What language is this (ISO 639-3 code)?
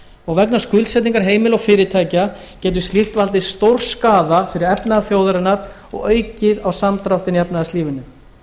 isl